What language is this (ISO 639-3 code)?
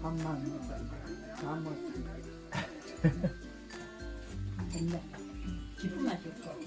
kor